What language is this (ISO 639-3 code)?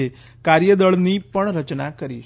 guj